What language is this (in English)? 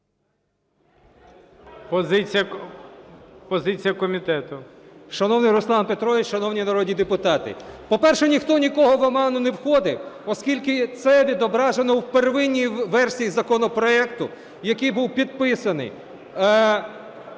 Ukrainian